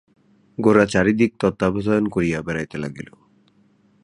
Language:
Bangla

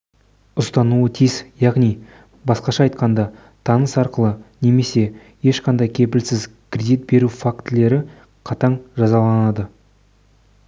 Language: Kazakh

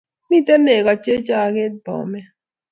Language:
Kalenjin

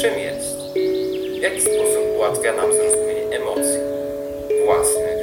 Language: Polish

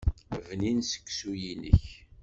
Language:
Kabyle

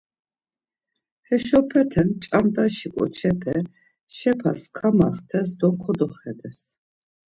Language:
Laz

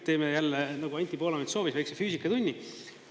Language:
Estonian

